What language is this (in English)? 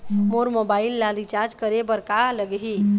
Chhattisgarhi